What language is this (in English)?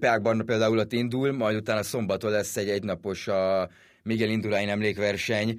Hungarian